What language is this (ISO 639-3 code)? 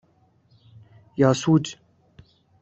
fas